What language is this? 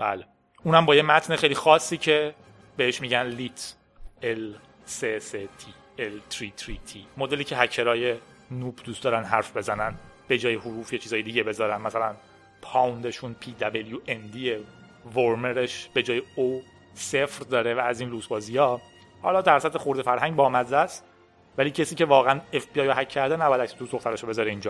Persian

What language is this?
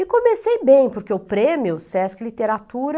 Portuguese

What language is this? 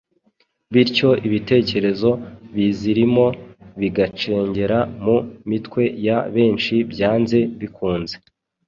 Kinyarwanda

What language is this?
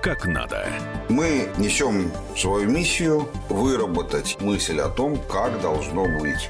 Russian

